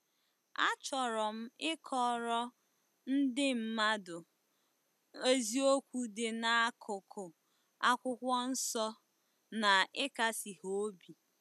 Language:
Igbo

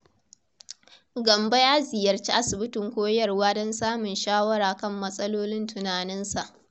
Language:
Hausa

